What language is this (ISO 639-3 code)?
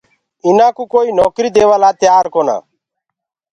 ggg